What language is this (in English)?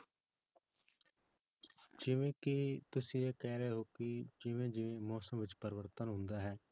Punjabi